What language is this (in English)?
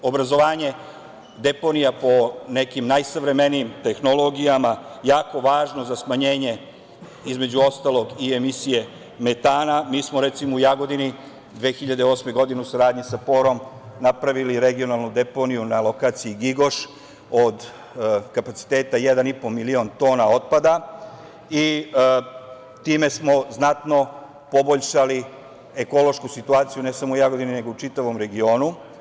Serbian